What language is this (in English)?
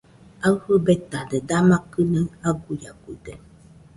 Nüpode Huitoto